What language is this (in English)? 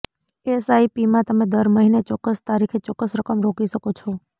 Gujarati